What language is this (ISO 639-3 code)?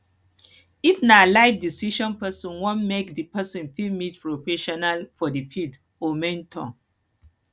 pcm